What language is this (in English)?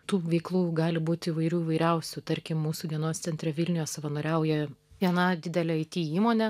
Lithuanian